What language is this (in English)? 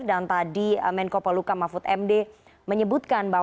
Indonesian